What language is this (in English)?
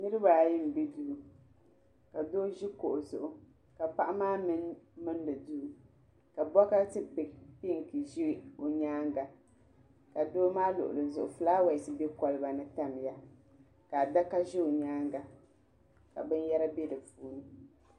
Dagbani